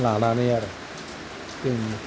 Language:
Bodo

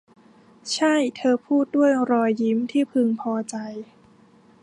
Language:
Thai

